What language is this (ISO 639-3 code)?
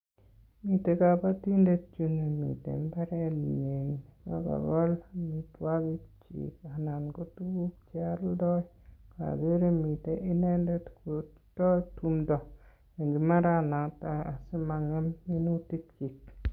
kln